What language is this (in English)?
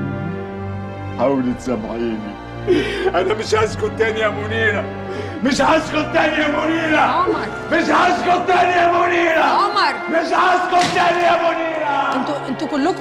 Arabic